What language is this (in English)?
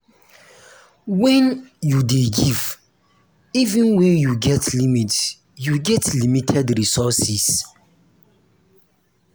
Nigerian Pidgin